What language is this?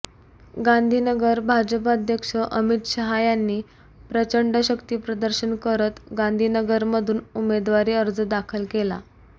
Marathi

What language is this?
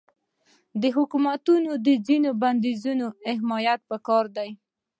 Pashto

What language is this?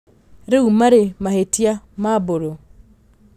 Kikuyu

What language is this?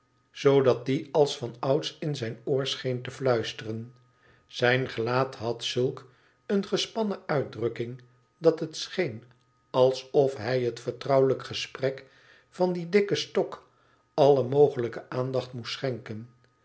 Dutch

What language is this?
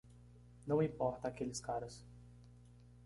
Portuguese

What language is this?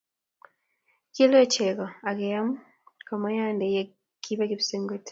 Kalenjin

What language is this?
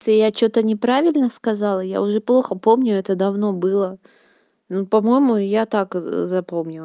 Russian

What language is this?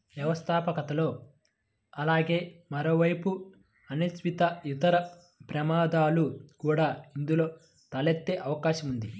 Telugu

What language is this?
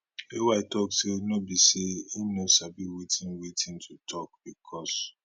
Nigerian Pidgin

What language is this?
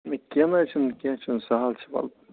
Kashmiri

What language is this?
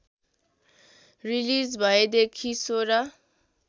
Nepali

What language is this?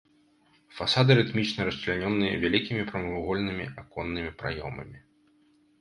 Belarusian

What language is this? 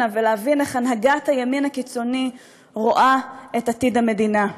Hebrew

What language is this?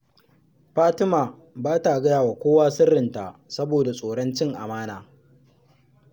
Hausa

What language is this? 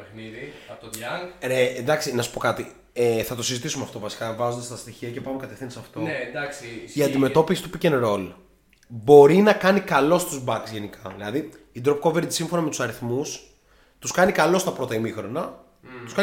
Greek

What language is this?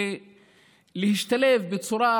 Hebrew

